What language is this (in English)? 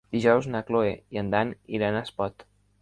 Catalan